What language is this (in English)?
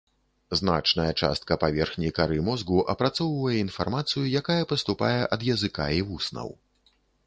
Belarusian